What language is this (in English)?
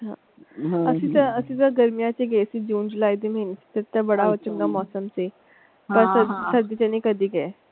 Punjabi